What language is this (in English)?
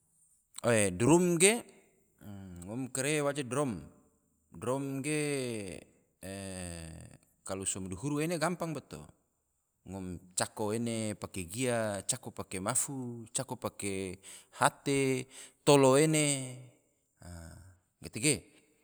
Tidore